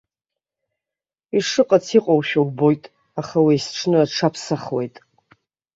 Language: Abkhazian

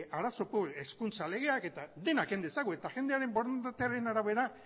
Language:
Basque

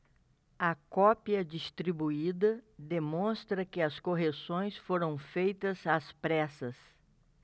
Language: Portuguese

